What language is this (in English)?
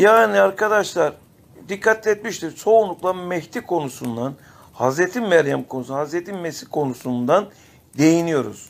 Turkish